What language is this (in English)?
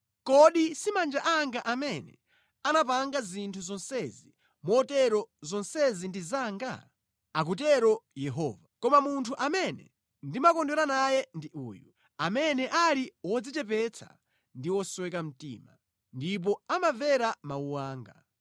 Nyanja